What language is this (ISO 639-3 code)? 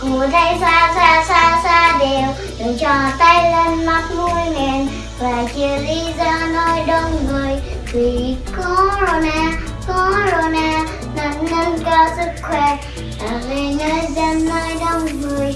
vie